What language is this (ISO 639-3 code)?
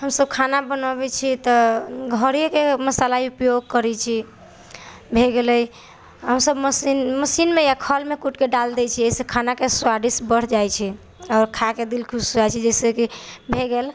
mai